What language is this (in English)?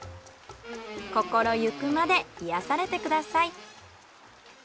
Japanese